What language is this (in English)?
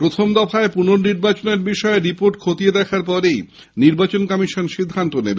Bangla